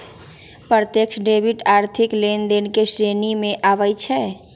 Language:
Magahi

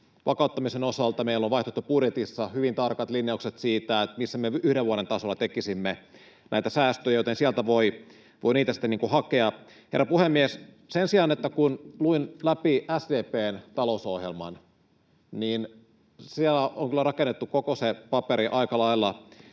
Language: Finnish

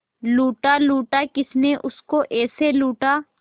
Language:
Hindi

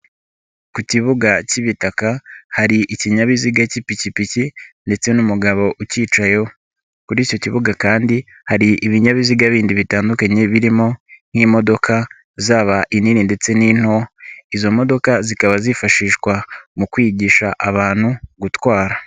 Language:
Kinyarwanda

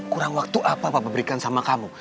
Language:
Indonesian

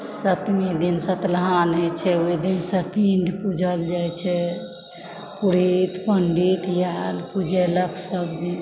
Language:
Maithili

